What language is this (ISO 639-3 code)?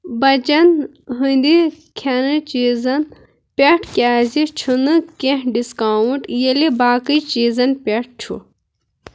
kas